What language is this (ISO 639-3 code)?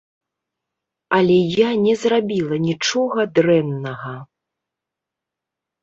bel